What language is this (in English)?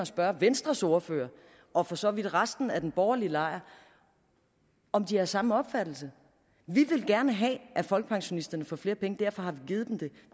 Danish